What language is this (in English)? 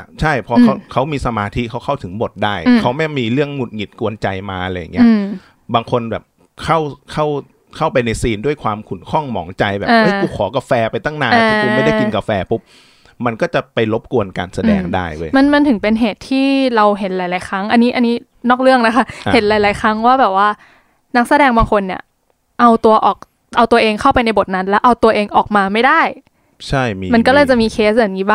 Thai